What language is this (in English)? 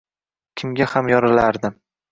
Uzbek